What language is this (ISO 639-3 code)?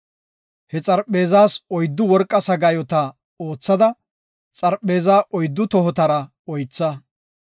gof